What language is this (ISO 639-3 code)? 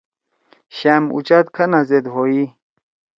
trw